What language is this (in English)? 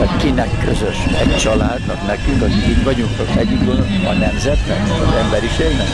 Hungarian